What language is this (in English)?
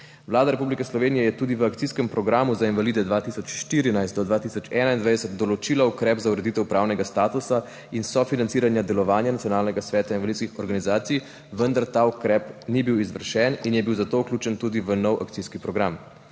Slovenian